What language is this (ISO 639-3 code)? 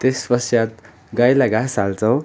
nep